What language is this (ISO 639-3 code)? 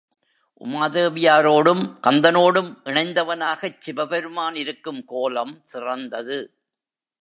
tam